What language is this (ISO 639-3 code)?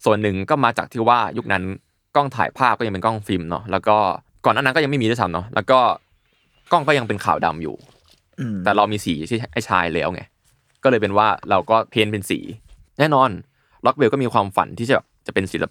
tha